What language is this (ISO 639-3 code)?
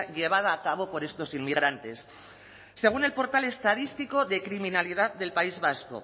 spa